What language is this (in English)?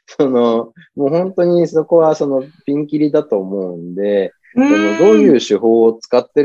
Japanese